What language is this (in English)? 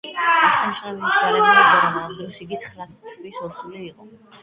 Georgian